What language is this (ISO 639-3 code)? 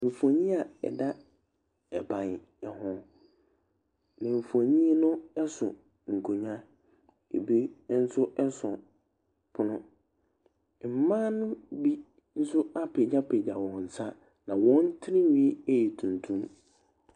aka